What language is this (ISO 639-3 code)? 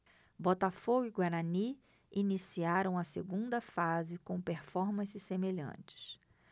por